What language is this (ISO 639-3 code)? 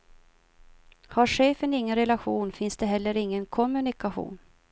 swe